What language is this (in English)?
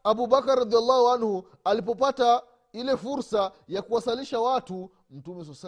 Swahili